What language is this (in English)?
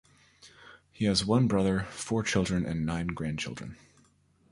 English